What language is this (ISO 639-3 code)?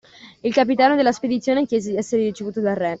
ita